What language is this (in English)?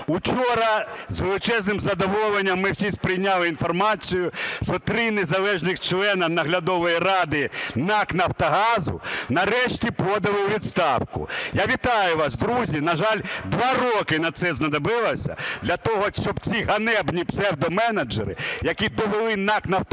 Ukrainian